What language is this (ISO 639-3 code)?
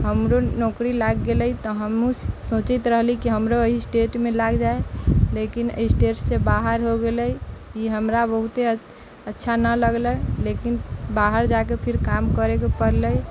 mai